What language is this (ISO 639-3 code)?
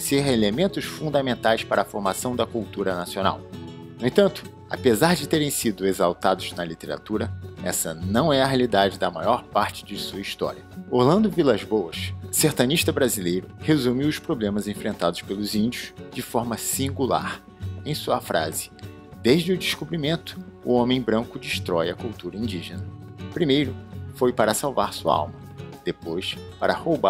por